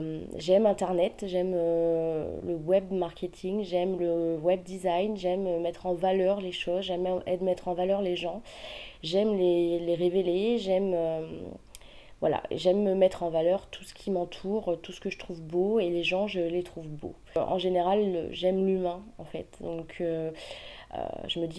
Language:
French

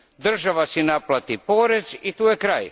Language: Croatian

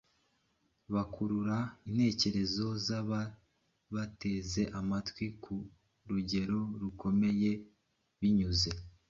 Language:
Kinyarwanda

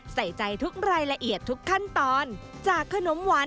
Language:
Thai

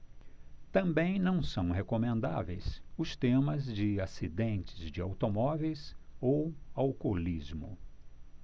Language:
Portuguese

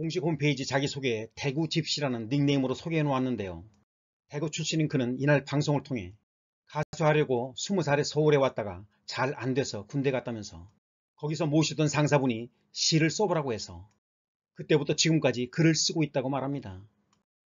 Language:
Korean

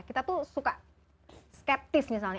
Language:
Indonesian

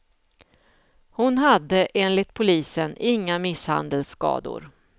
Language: Swedish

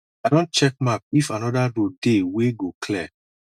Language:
Nigerian Pidgin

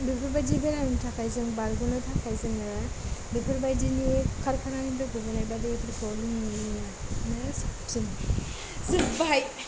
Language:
Bodo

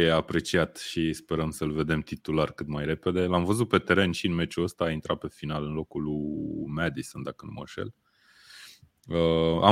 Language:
Romanian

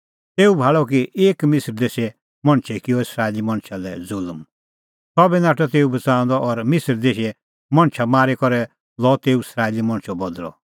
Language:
Kullu Pahari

